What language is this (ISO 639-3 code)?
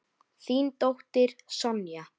isl